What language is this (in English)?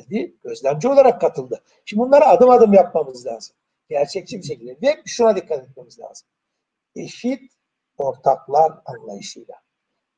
Turkish